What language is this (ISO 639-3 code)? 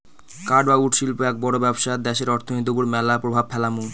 ben